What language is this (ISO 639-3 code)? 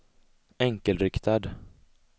swe